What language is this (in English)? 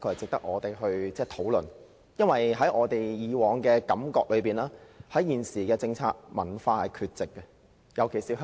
Cantonese